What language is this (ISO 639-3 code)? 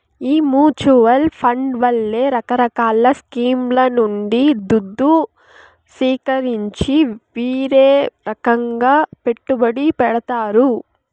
tel